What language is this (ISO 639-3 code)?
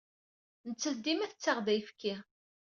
kab